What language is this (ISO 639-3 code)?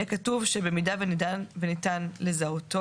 heb